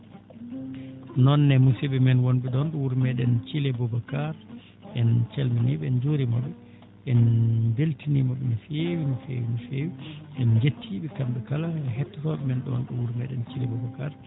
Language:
Fula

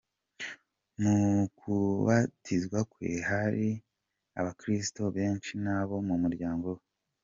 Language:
Kinyarwanda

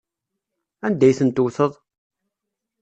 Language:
Kabyle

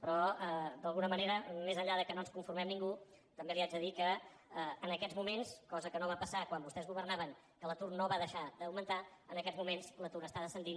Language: Catalan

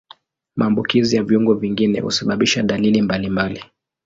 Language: Swahili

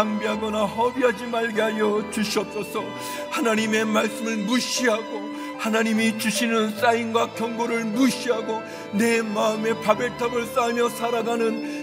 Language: Korean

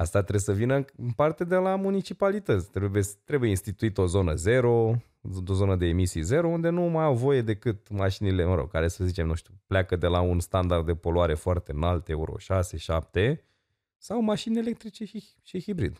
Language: Romanian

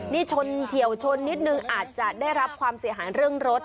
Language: Thai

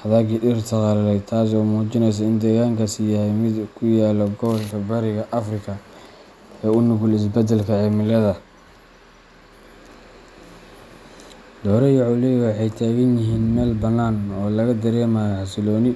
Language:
Somali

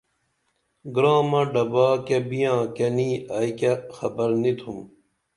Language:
Dameli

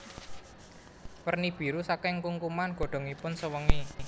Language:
Javanese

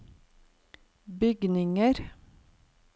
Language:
Norwegian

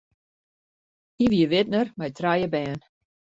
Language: Western Frisian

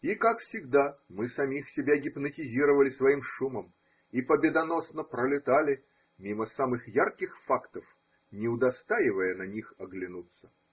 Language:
Russian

